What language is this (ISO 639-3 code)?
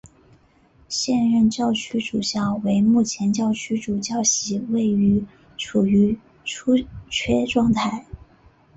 zho